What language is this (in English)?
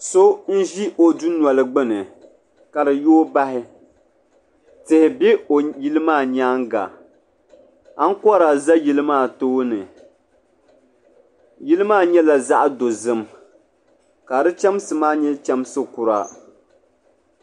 Dagbani